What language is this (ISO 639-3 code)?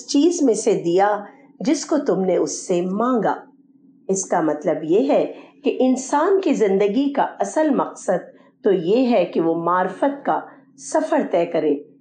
urd